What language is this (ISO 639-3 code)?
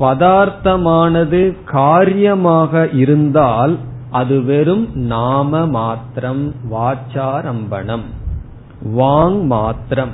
tam